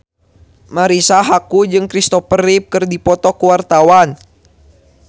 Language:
Sundanese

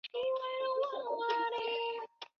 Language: Chinese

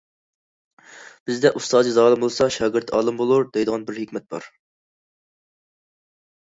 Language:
Uyghur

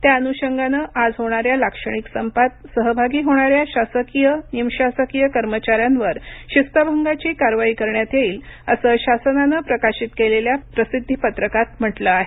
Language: Marathi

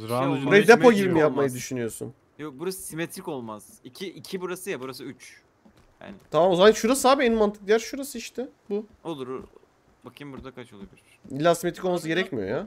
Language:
Turkish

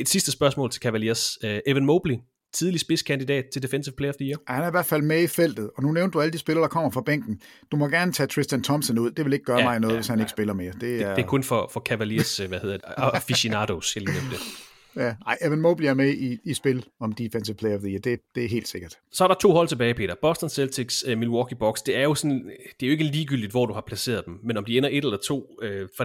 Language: Danish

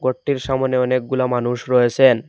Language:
Bangla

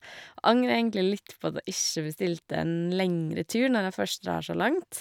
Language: Norwegian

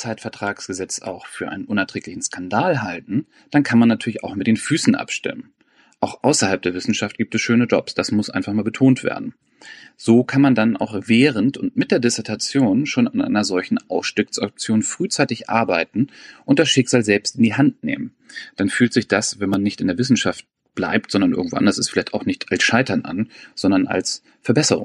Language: German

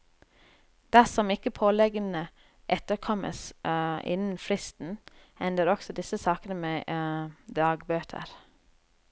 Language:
Norwegian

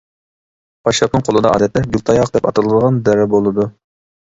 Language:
Uyghur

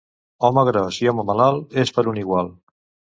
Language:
Catalan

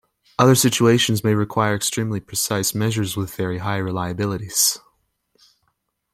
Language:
English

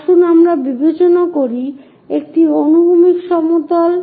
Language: Bangla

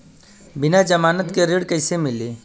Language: Bhojpuri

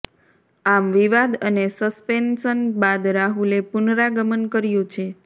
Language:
Gujarati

